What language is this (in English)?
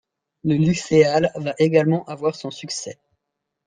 French